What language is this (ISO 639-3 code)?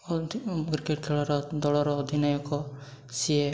ori